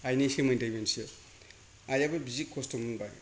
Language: Bodo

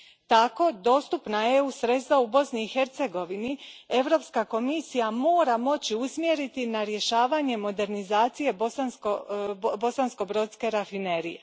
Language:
Croatian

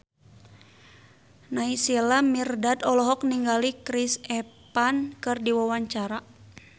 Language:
Sundanese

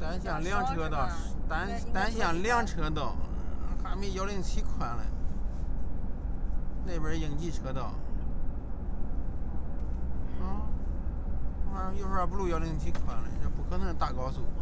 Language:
Chinese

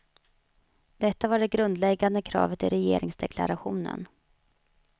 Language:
Swedish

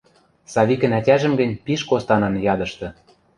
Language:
Western Mari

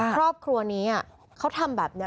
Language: Thai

